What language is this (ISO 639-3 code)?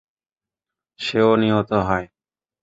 ben